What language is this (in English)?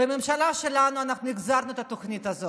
Hebrew